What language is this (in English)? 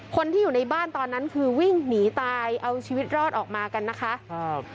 Thai